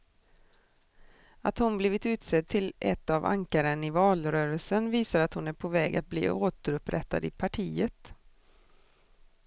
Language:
Swedish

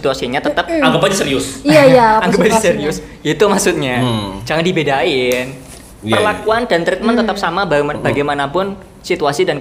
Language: Indonesian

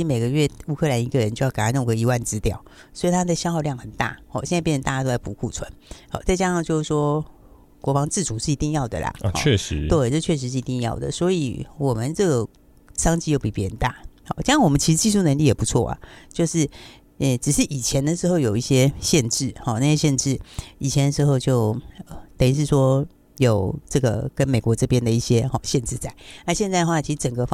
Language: Chinese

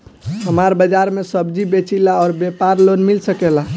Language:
Bhojpuri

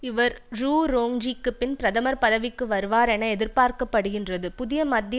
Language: Tamil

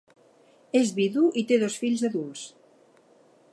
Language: Catalan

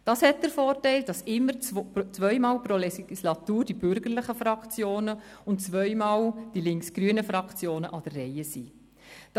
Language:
Swiss German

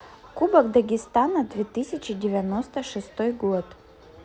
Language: Russian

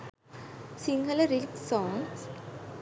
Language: Sinhala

